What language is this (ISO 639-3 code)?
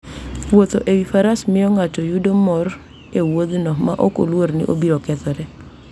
luo